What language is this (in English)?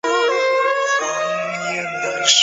Chinese